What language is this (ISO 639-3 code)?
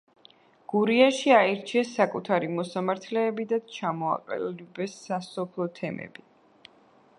kat